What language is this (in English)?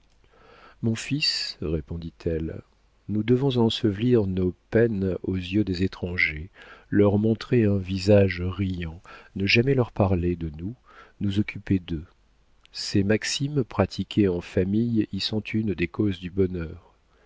French